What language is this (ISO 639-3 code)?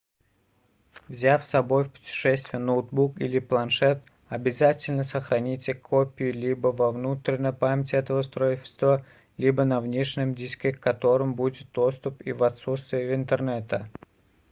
rus